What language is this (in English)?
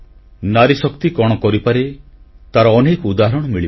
Odia